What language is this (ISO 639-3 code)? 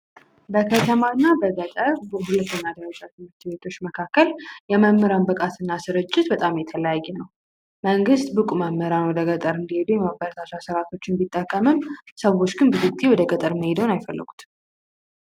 amh